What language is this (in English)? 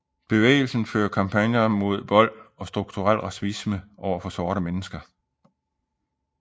Danish